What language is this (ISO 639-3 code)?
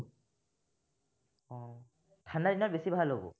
asm